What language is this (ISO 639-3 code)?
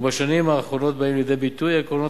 heb